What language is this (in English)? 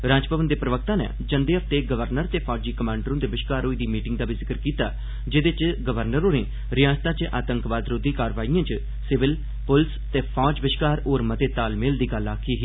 Dogri